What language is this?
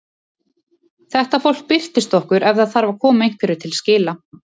Icelandic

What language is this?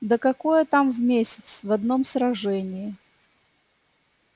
Russian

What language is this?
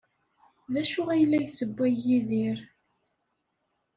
Kabyle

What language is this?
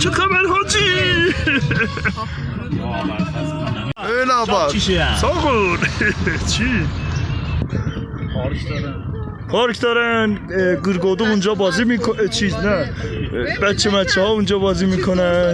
Persian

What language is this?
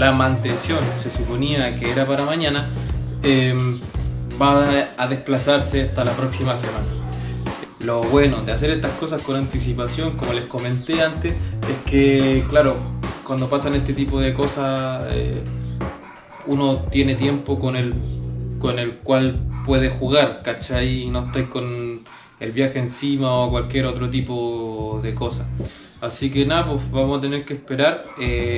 Spanish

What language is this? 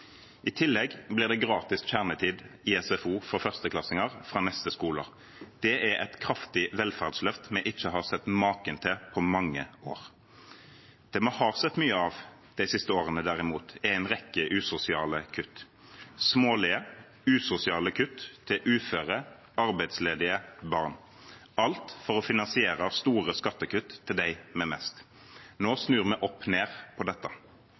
Norwegian Bokmål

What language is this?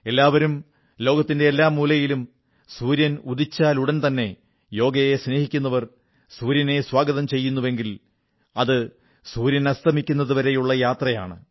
Malayalam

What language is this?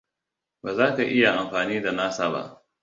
Hausa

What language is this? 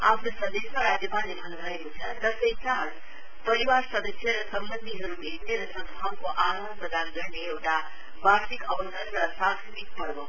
Nepali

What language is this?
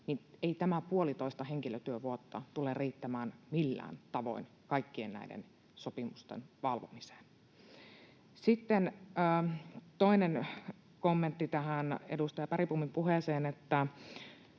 Finnish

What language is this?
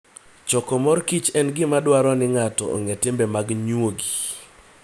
Luo (Kenya and Tanzania)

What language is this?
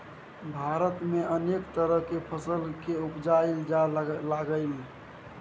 Maithili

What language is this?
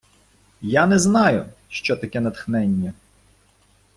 Ukrainian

